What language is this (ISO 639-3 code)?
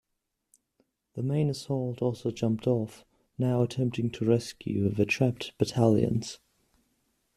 eng